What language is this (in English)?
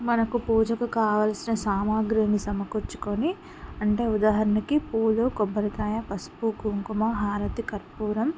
Telugu